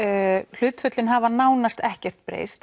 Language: Icelandic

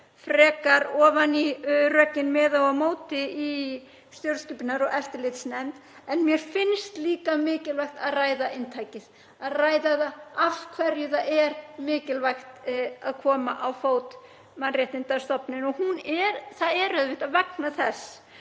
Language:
Icelandic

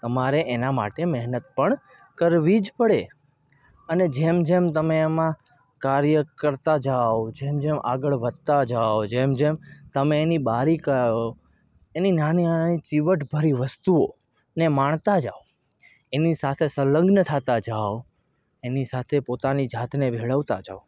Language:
Gujarati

